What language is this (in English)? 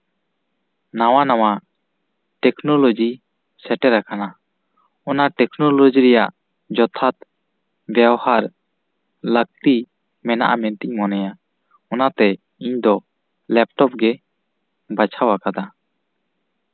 Santali